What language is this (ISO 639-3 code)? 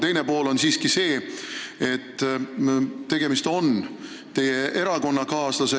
est